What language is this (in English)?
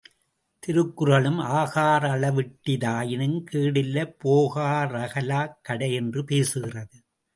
Tamil